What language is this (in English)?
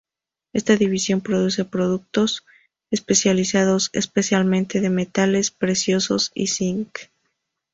Spanish